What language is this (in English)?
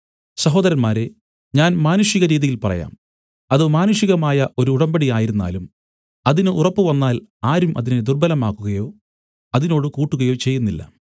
Malayalam